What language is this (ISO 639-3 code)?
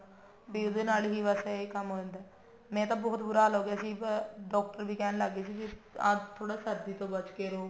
pan